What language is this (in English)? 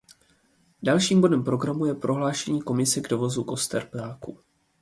Czech